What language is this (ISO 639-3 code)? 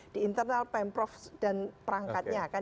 ind